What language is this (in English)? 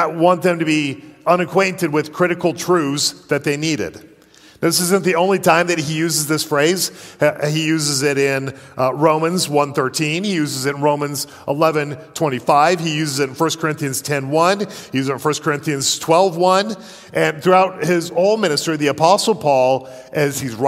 English